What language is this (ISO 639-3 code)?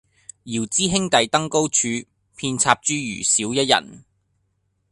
yue